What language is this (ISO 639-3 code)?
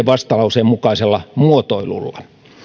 fin